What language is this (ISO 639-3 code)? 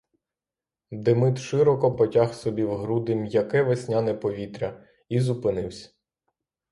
ukr